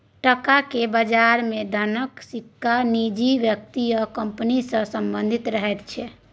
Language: Maithili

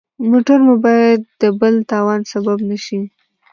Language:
Pashto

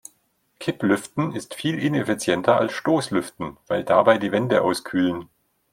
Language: German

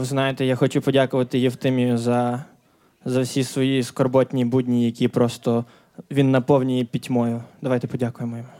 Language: Ukrainian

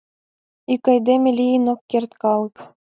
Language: Mari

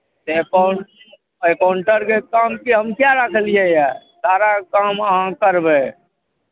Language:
Maithili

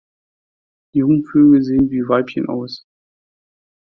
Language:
German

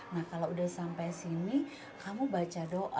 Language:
Indonesian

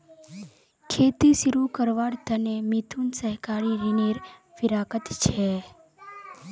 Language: Magahi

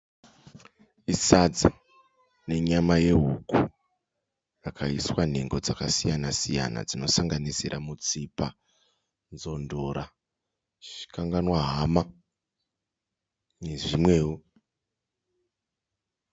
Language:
Shona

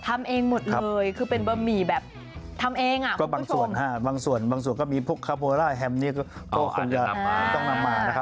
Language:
Thai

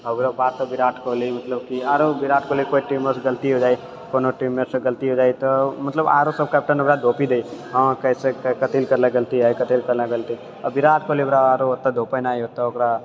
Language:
Maithili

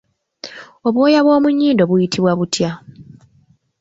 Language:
Ganda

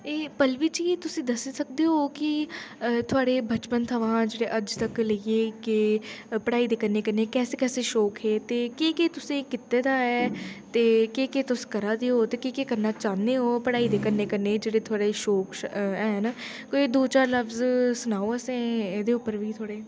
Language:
Dogri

